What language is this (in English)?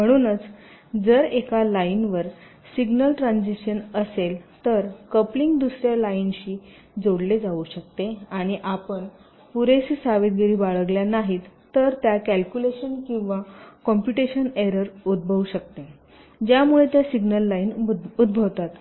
Marathi